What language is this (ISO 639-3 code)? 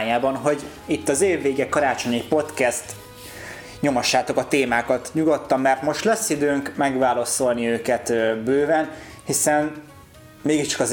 hun